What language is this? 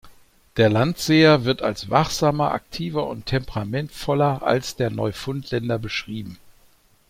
German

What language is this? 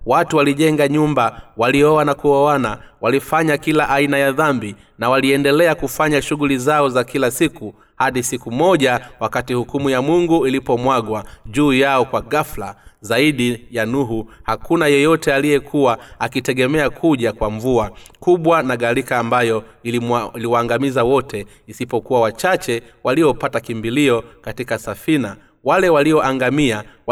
Swahili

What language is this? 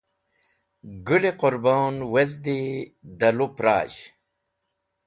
Wakhi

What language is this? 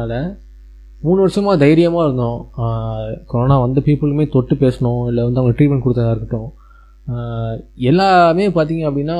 Tamil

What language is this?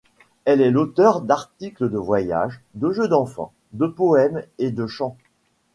French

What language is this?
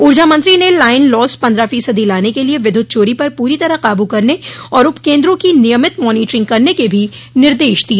Hindi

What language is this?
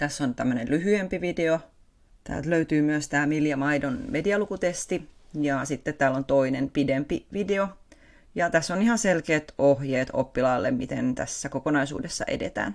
Finnish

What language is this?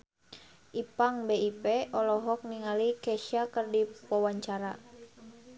Sundanese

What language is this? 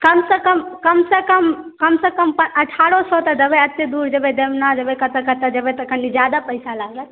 Maithili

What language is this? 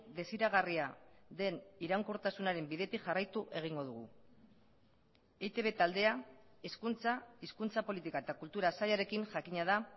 Basque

